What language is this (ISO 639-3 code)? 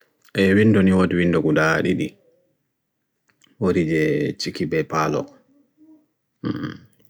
fui